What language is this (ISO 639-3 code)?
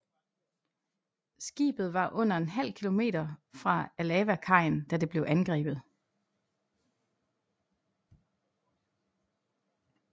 dan